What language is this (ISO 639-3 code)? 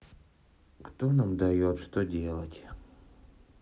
rus